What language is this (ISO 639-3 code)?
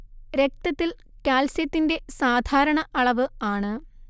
mal